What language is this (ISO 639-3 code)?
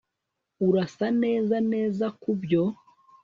kin